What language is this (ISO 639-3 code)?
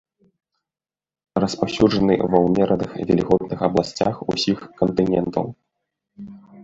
bel